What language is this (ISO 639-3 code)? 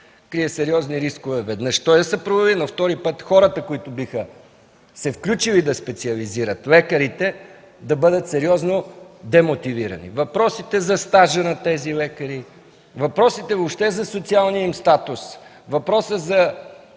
bul